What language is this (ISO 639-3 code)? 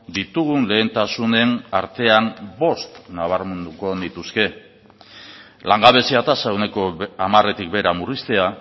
eus